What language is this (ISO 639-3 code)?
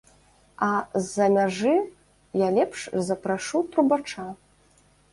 bel